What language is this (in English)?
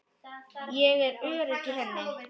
Icelandic